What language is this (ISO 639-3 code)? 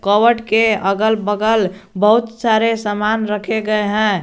hin